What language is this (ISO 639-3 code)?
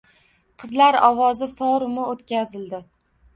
uzb